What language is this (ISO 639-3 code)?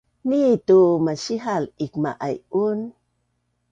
bnn